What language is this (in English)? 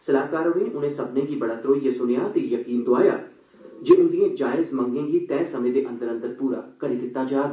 Dogri